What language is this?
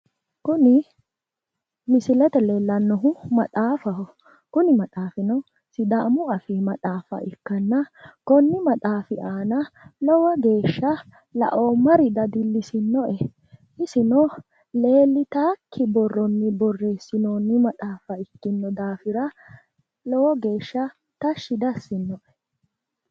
Sidamo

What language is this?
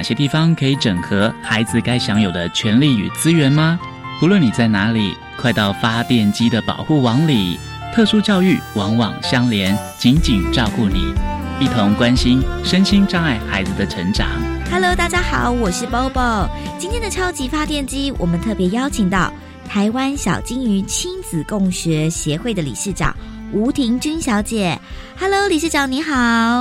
Chinese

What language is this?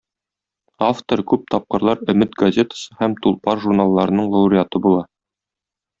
Tatar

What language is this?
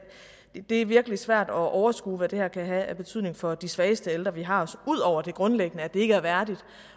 Danish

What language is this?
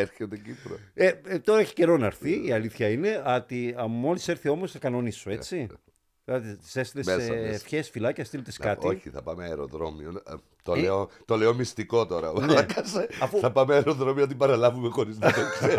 Greek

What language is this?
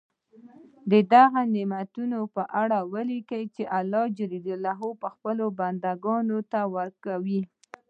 Pashto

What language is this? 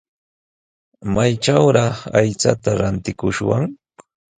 Sihuas Ancash Quechua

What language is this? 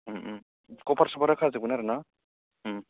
Bodo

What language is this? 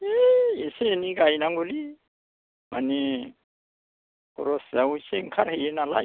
Bodo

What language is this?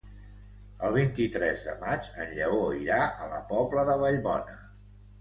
Catalan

